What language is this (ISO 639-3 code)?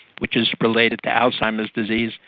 eng